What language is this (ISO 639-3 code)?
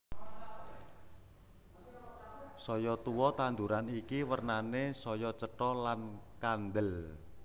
jav